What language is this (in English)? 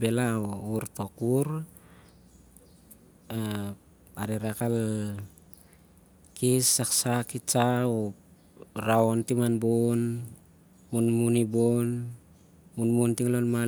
Siar-Lak